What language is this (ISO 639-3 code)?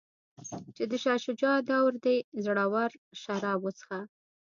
pus